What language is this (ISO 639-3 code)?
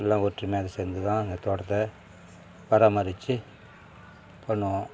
tam